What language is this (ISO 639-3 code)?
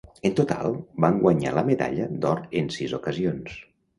cat